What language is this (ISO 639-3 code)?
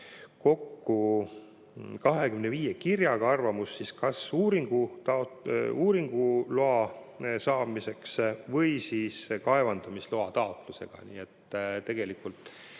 est